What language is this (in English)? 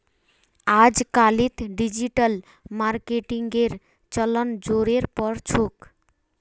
Magahi